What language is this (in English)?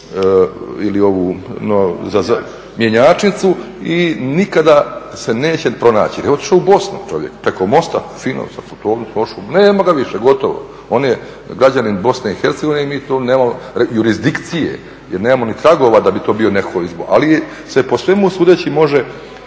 Croatian